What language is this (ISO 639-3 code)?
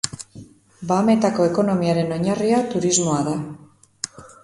eus